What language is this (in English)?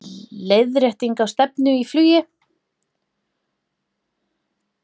Icelandic